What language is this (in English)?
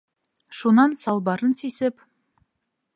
Bashkir